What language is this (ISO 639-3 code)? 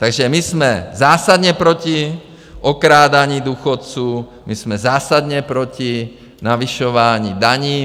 ces